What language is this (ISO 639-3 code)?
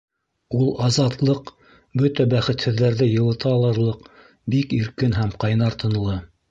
bak